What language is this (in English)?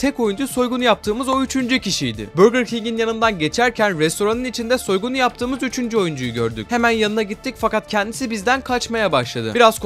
Turkish